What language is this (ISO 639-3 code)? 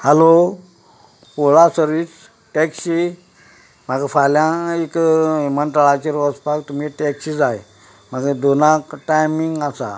kok